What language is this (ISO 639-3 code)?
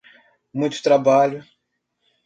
por